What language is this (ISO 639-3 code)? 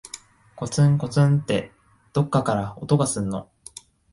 jpn